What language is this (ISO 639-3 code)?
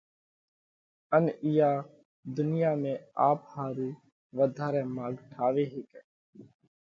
kvx